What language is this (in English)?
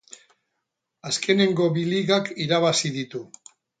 Basque